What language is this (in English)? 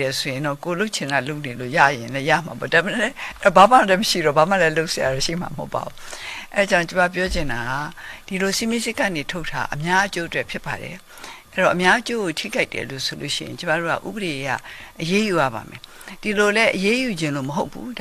Korean